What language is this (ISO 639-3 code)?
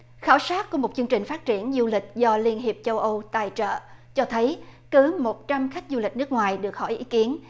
vie